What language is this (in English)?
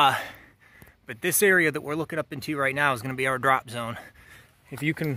English